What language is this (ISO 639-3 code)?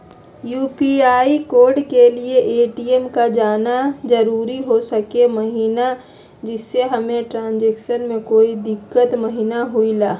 mag